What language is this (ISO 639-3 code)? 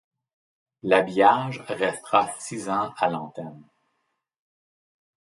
fra